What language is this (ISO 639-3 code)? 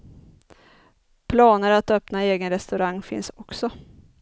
swe